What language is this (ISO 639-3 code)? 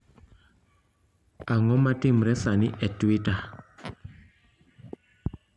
luo